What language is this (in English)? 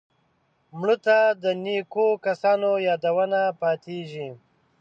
Pashto